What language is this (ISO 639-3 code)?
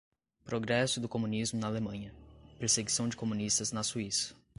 por